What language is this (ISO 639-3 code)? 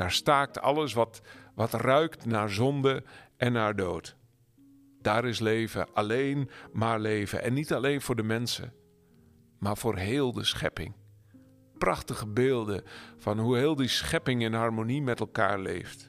nld